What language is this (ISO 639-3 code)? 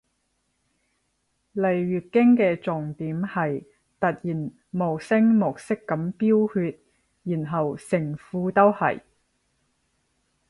yue